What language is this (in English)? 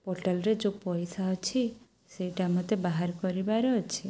Odia